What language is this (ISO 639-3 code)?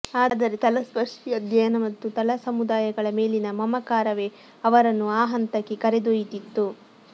kan